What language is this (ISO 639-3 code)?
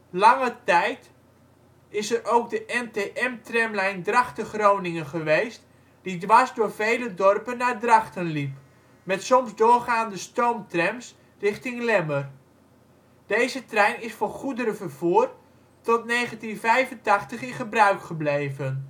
nld